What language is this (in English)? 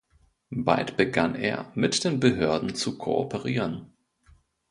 German